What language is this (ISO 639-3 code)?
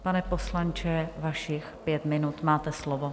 ces